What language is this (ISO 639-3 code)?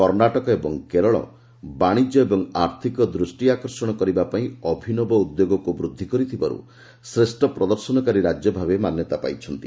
ori